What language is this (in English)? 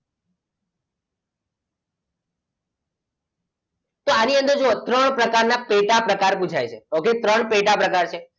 Gujarati